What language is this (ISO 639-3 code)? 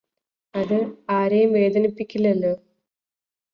mal